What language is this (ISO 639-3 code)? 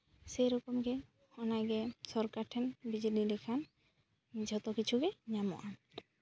sat